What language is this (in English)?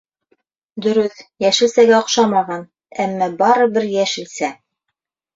Bashkir